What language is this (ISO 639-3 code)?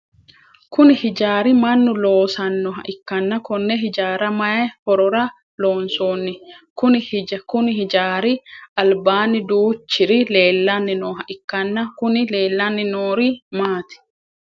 sid